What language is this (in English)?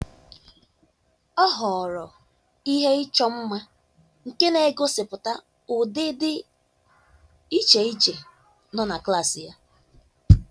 Igbo